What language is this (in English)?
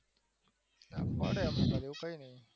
Gujarati